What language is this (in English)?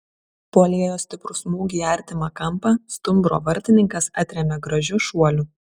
Lithuanian